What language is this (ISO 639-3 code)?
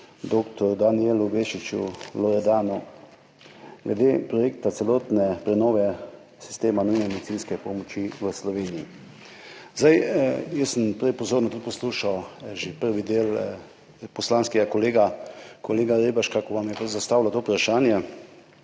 slv